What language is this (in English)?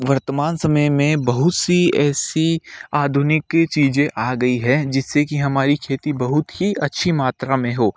Hindi